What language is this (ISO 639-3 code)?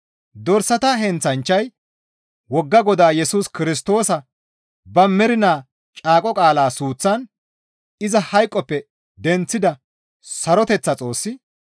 gmv